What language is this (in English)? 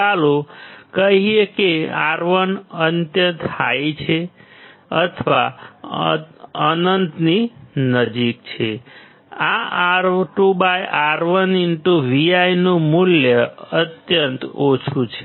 Gujarati